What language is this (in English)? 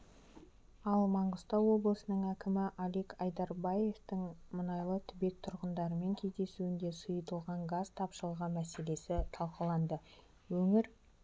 Kazakh